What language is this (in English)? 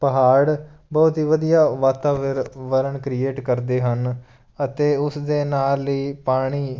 Punjabi